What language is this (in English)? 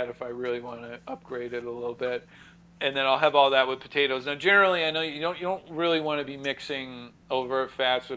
English